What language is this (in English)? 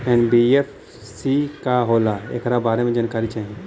Bhojpuri